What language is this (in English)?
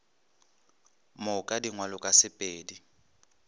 Northern Sotho